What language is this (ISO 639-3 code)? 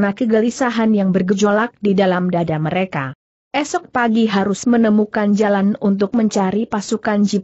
ind